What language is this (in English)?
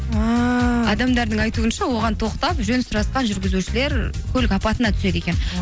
Kazakh